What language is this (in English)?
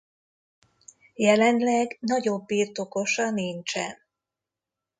Hungarian